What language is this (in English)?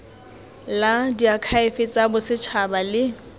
Tswana